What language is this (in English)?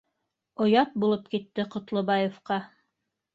Bashkir